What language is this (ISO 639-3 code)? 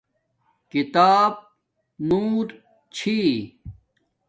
dmk